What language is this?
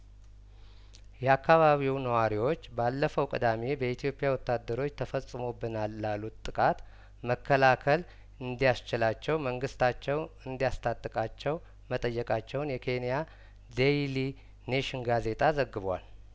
Amharic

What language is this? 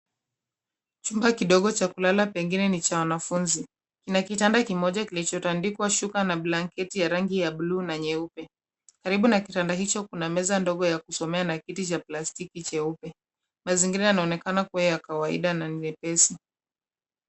Swahili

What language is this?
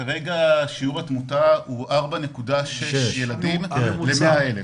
Hebrew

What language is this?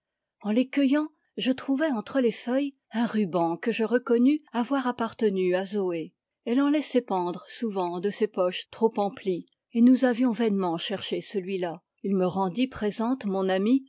French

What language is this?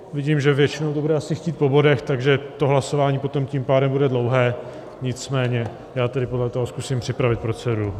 Czech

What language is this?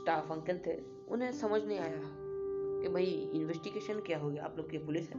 Hindi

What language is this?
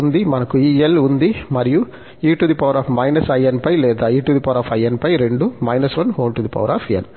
Telugu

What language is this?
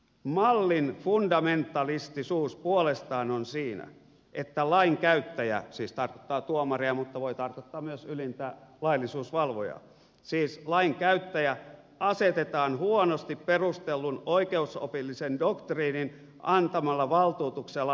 Finnish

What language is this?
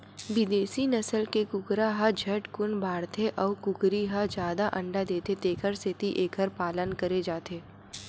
Chhattisgarhi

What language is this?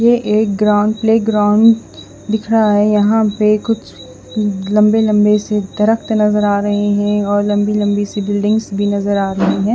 Hindi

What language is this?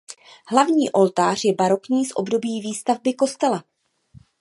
Czech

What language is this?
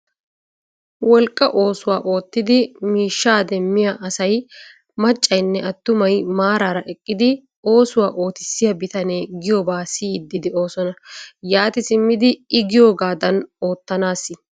Wolaytta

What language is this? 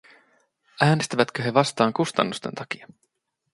Finnish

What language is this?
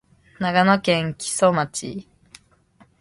Japanese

